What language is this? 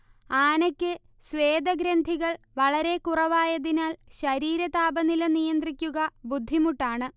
Malayalam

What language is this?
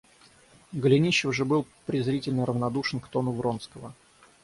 Russian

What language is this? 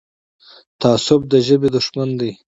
Pashto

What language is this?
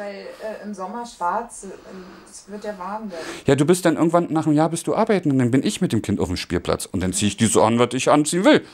German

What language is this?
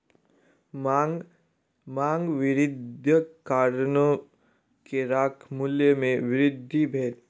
Maithili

